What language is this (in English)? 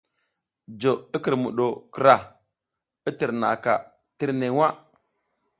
South Giziga